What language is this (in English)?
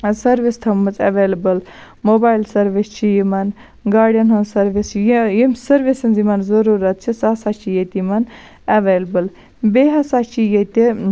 Kashmiri